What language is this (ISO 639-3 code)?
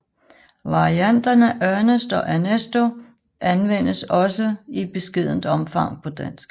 dan